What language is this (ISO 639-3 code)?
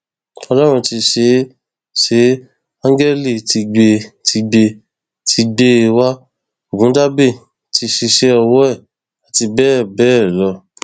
yor